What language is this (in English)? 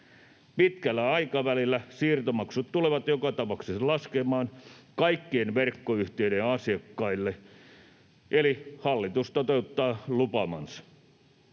Finnish